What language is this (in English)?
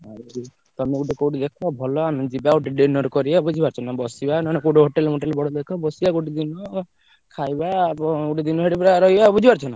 Odia